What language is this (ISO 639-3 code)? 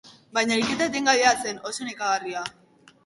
eus